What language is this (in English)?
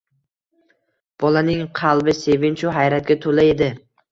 Uzbek